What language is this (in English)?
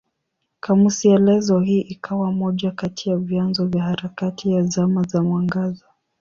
Swahili